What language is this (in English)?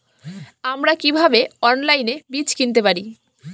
Bangla